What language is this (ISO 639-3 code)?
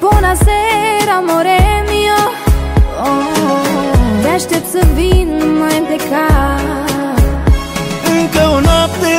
ron